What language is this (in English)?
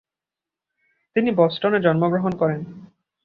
Bangla